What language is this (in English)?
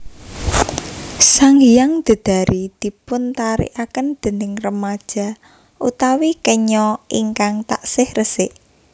Javanese